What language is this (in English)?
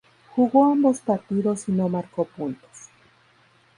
Spanish